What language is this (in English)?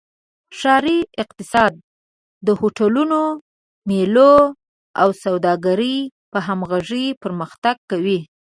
Pashto